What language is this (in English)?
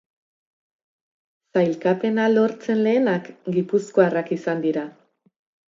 Basque